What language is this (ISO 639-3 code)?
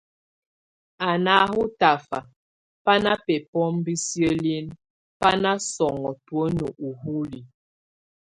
tvu